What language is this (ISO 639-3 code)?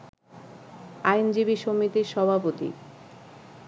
ben